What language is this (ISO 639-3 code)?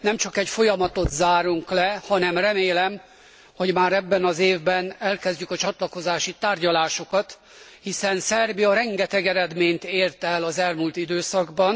hun